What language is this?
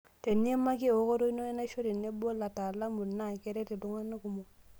Masai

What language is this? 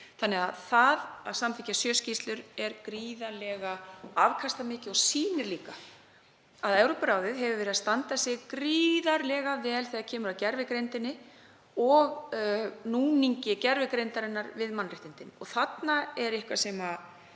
Icelandic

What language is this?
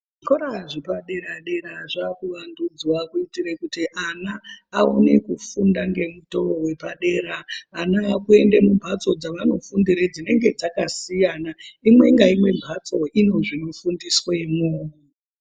Ndau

